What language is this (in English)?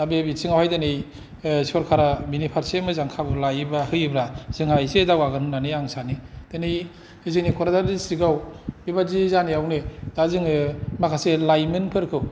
Bodo